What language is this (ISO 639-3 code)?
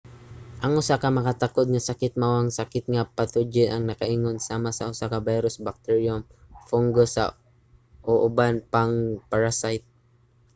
ceb